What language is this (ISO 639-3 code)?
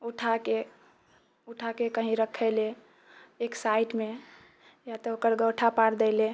mai